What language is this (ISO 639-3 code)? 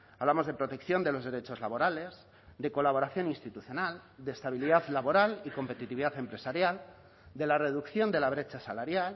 spa